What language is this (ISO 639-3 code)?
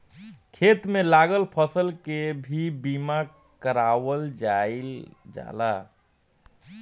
bho